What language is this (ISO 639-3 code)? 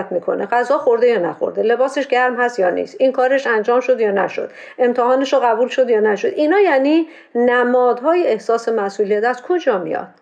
fas